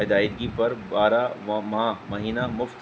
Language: Urdu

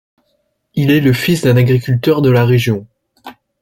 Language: French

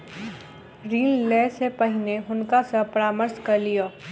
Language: Maithili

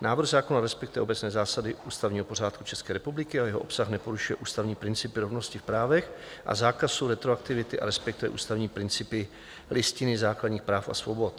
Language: Czech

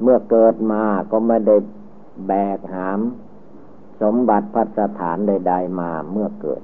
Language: Thai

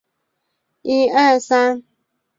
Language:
Chinese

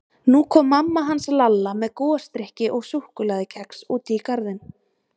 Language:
Icelandic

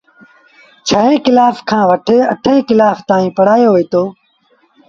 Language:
Sindhi Bhil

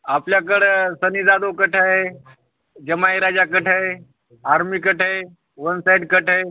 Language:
Marathi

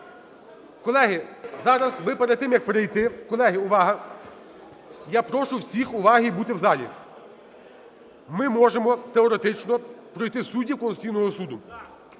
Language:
Ukrainian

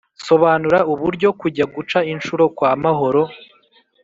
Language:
Kinyarwanda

